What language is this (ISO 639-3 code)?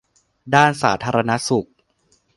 tha